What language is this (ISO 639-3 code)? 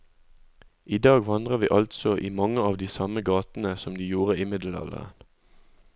nor